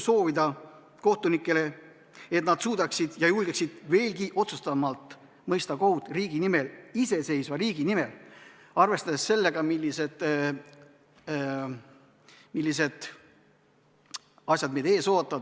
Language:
Estonian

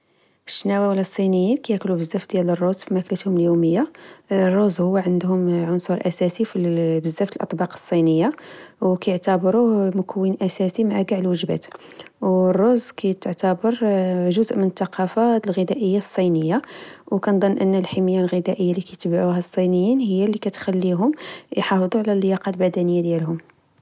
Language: Moroccan Arabic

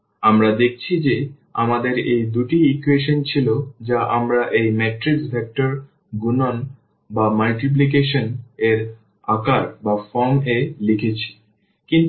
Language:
Bangla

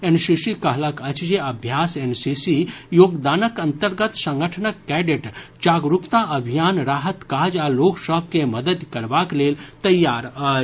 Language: Maithili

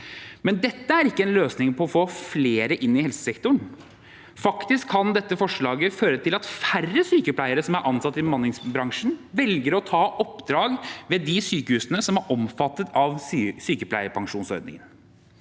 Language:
Norwegian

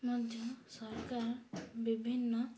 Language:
Odia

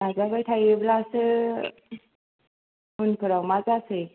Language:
Bodo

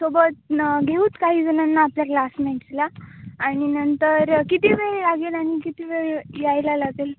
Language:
Marathi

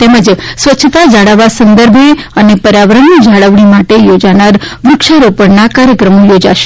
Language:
Gujarati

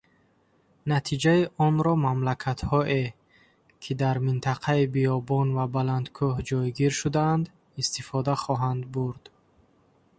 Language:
Tajik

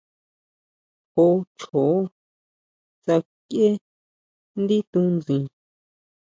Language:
Huautla Mazatec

